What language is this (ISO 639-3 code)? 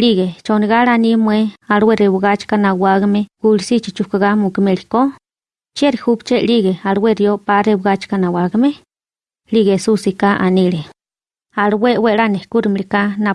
spa